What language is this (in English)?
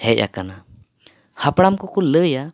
Santali